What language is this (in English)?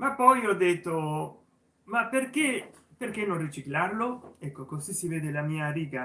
Italian